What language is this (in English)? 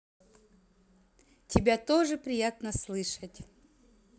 Russian